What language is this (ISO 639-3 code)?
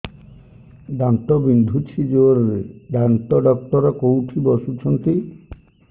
ori